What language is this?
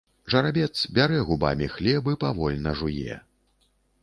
Belarusian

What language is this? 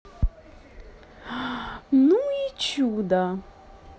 Russian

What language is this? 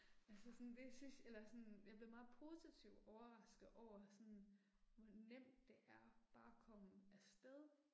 Danish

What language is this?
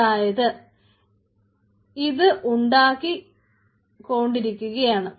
Malayalam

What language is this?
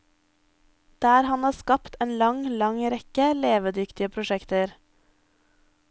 Norwegian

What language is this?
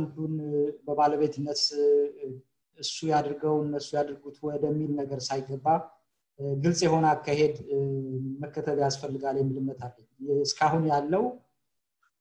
Amharic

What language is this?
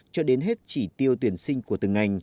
Vietnamese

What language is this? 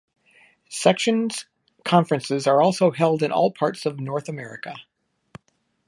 English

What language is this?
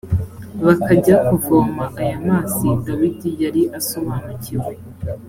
Kinyarwanda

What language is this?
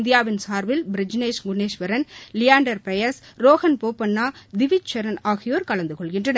Tamil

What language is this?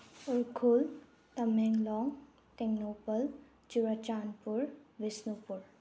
Manipuri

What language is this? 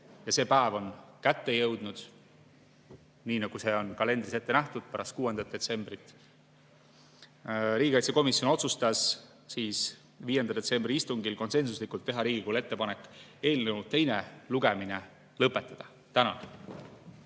Estonian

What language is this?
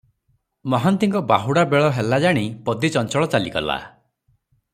Odia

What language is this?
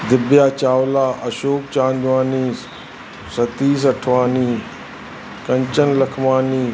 Sindhi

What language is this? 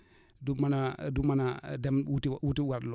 Wolof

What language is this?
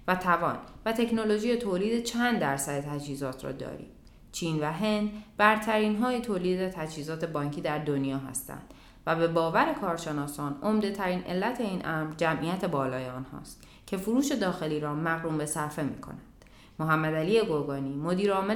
Persian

